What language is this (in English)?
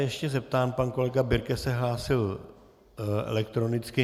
Czech